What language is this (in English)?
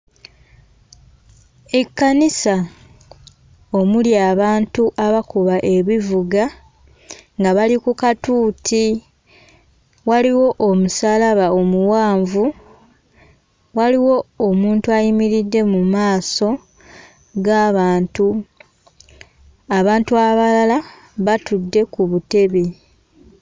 Ganda